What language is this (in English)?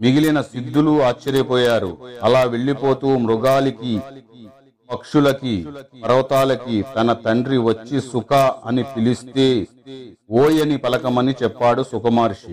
Telugu